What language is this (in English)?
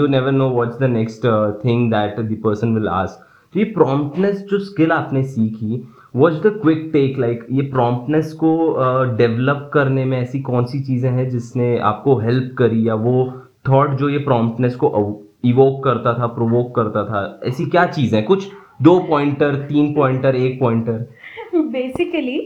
Hindi